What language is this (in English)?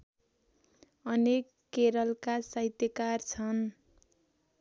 Nepali